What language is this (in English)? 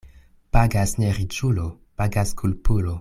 Esperanto